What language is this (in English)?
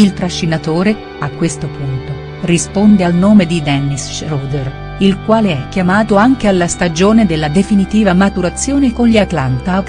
Italian